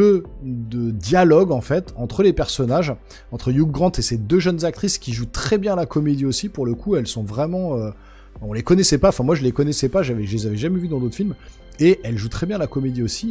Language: French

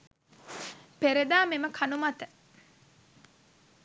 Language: Sinhala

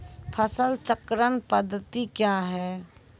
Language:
Maithili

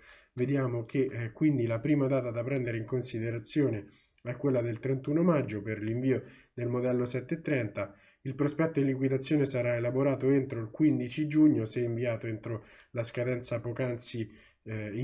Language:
Italian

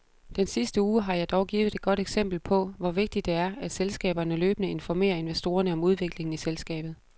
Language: Danish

